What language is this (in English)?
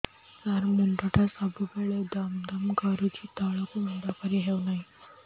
Odia